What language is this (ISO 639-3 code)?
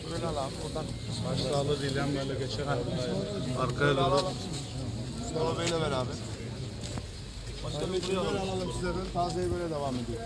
tur